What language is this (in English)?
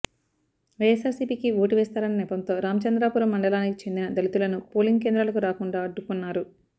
Telugu